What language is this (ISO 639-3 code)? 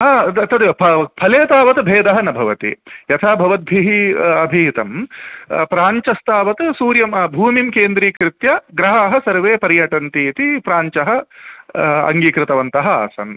san